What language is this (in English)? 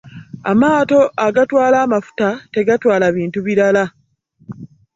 Ganda